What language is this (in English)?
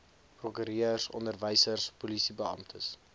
Afrikaans